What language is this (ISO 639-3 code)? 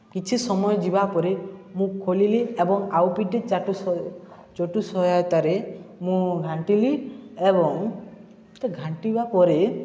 ori